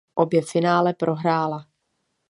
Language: Czech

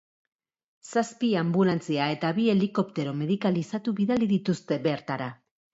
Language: Basque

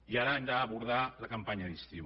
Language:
Catalan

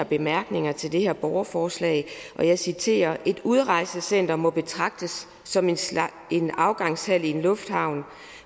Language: Danish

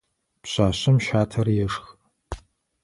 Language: Adyghe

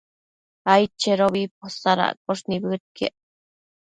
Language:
Matsés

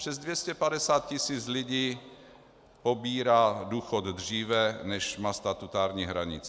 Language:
Czech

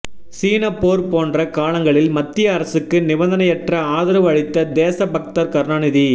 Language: Tamil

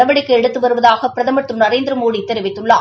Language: Tamil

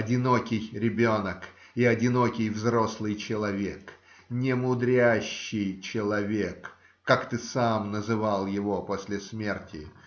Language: Russian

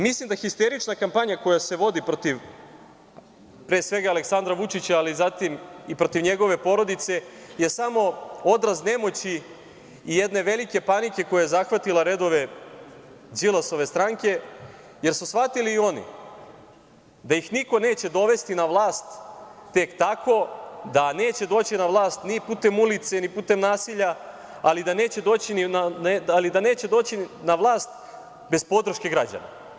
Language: Serbian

